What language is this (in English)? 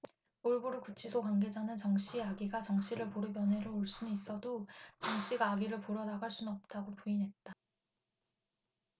Korean